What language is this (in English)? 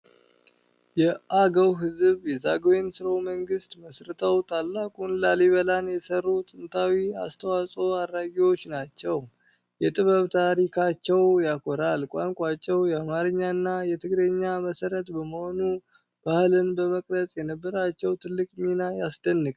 Amharic